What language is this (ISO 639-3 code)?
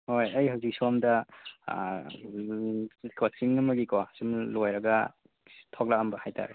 mni